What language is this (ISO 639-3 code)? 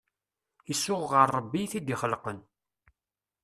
kab